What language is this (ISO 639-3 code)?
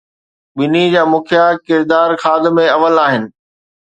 snd